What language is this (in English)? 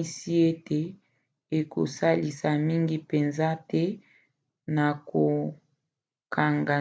Lingala